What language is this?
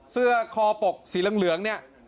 Thai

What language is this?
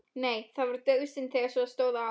Icelandic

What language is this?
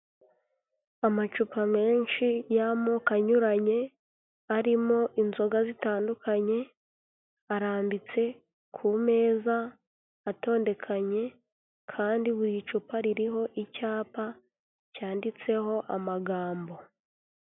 Kinyarwanda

